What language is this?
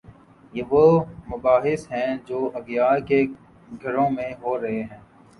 Urdu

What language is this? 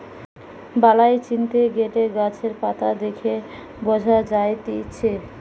Bangla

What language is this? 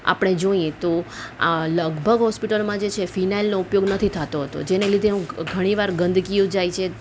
Gujarati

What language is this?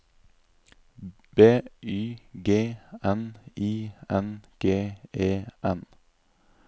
Norwegian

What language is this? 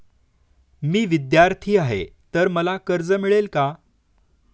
Marathi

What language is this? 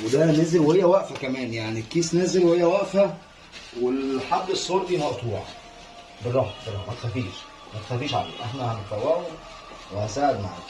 Arabic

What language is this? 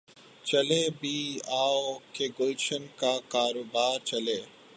Urdu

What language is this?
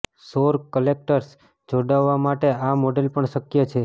Gujarati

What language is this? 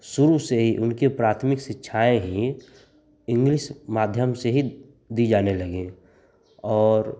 Hindi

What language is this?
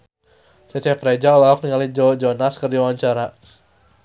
Sundanese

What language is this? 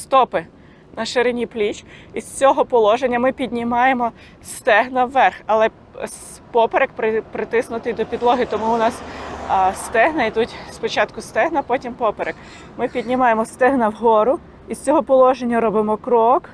Ukrainian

